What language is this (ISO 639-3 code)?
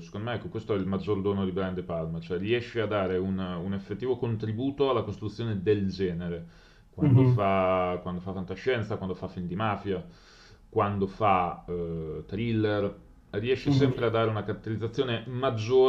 ita